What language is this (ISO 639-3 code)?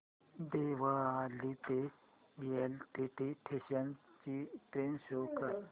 mar